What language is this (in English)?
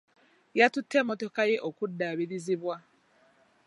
Ganda